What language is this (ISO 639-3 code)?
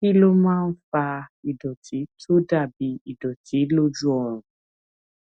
yor